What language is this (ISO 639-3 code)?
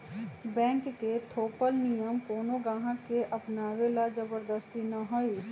mag